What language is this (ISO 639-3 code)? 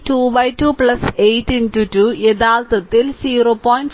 mal